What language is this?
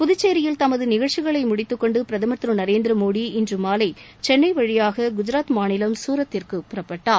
Tamil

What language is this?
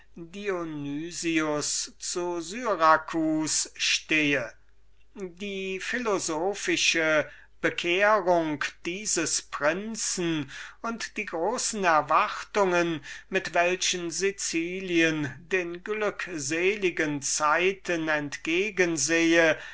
German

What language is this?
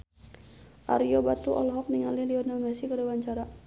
Sundanese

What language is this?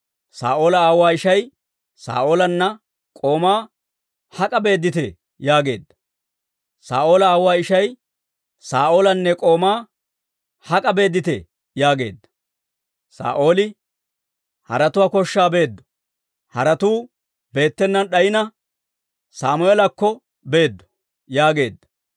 Dawro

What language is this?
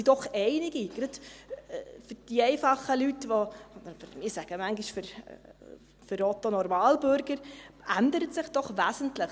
Swiss German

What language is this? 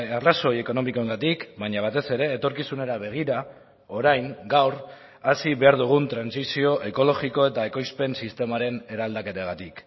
Basque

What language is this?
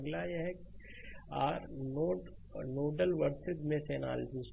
Hindi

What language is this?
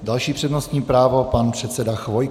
Czech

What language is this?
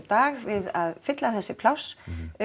Icelandic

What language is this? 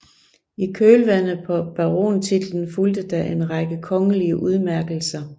Danish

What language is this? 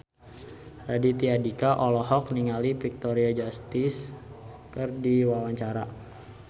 Sundanese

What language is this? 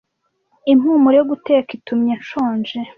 Kinyarwanda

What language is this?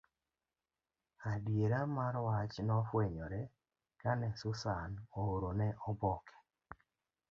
Luo (Kenya and Tanzania)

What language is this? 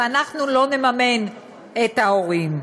Hebrew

